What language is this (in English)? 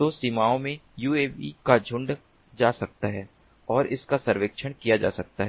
Hindi